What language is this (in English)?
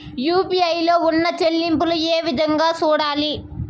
Telugu